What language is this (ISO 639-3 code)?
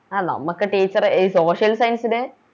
mal